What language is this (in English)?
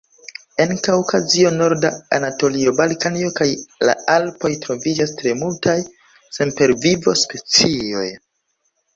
Esperanto